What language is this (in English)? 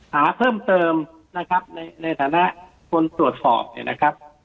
Thai